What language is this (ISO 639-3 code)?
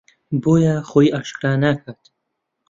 ckb